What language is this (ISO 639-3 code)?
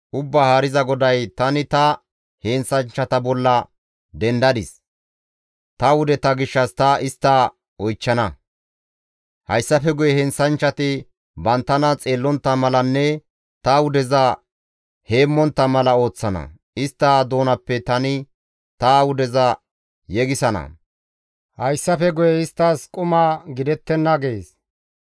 gmv